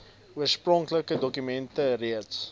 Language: Afrikaans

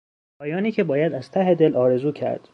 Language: Persian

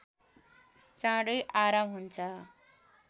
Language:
Nepali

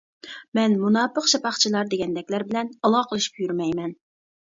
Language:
Uyghur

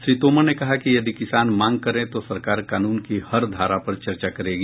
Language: Hindi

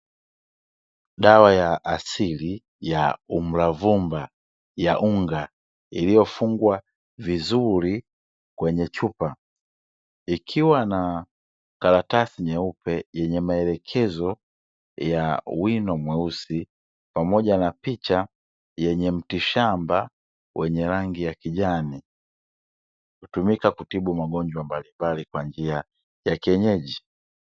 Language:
Swahili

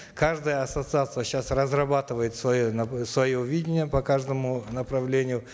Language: Kazakh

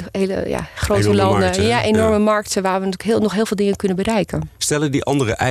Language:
Dutch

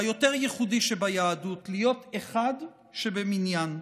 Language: Hebrew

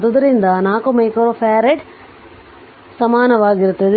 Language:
Kannada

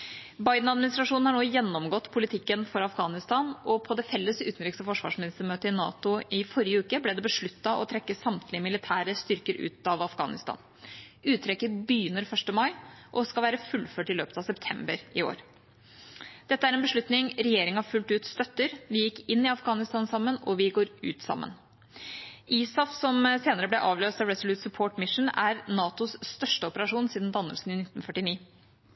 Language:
Norwegian Bokmål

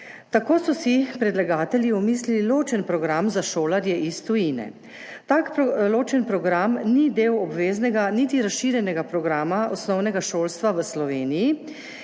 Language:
Slovenian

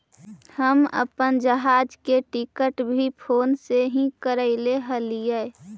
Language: Magahi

